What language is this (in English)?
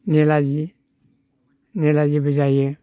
Bodo